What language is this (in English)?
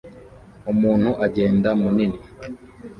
Kinyarwanda